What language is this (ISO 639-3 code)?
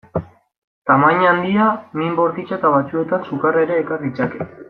eus